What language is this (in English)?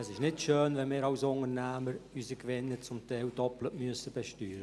Swiss German